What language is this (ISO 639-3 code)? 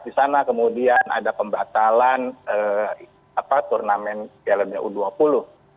ind